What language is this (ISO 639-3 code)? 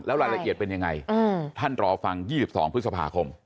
tha